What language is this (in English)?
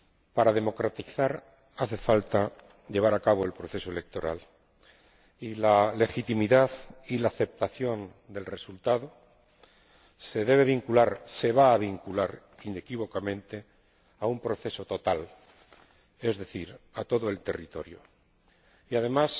Spanish